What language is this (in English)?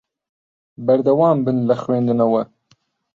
Central Kurdish